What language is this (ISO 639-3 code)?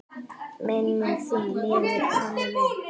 isl